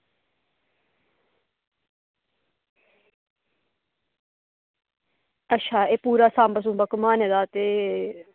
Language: Dogri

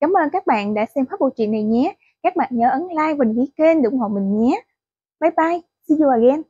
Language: Vietnamese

